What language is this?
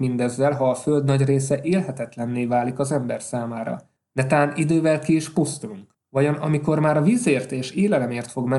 Hungarian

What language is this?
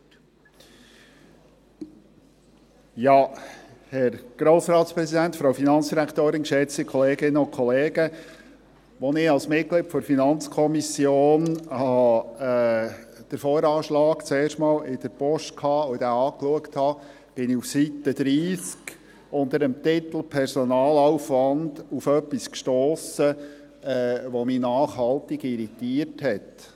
Swiss German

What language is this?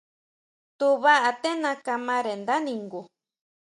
Huautla Mazatec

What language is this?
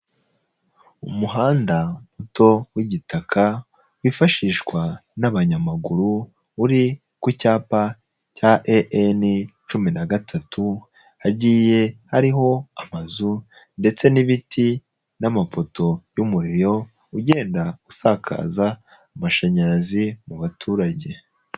Kinyarwanda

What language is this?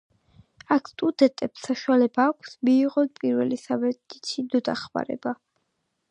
Georgian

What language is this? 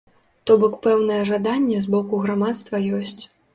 Belarusian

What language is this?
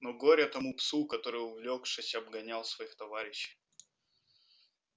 Russian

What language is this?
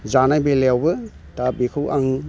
Bodo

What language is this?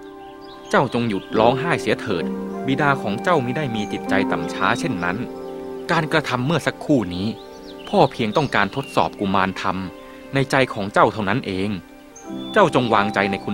Thai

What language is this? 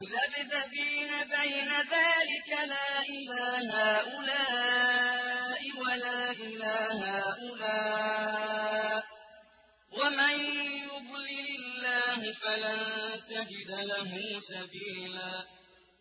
Arabic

